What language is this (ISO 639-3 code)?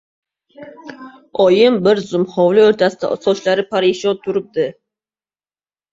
uzb